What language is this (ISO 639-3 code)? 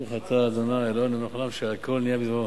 heb